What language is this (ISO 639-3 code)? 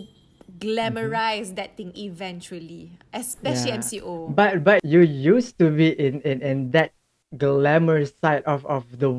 msa